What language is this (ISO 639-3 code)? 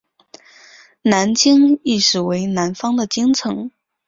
zho